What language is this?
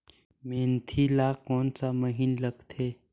Chhattisgarhi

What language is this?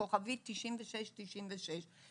Hebrew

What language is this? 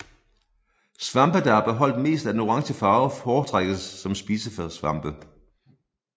Danish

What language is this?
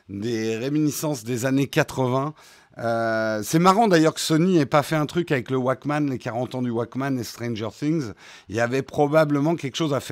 French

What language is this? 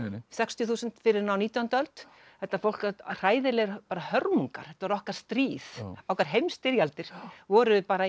Icelandic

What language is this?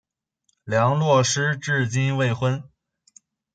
Chinese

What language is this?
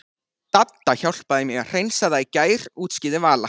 Icelandic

